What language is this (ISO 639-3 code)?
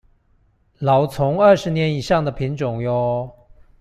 zho